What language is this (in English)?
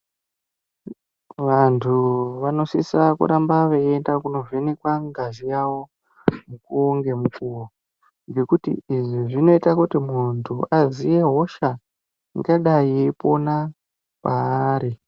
Ndau